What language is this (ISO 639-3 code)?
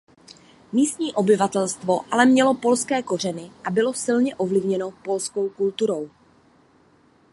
ces